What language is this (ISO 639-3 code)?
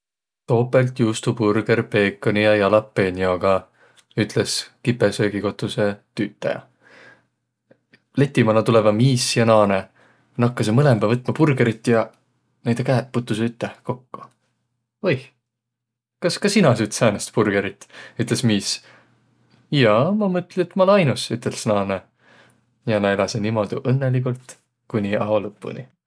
vro